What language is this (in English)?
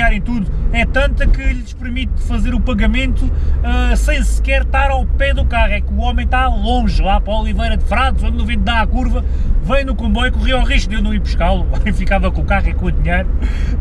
Portuguese